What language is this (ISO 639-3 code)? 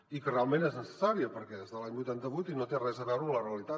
cat